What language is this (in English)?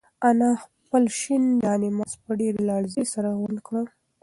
Pashto